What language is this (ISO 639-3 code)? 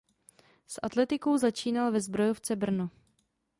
ces